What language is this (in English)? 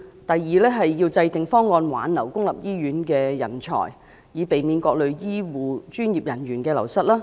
Cantonese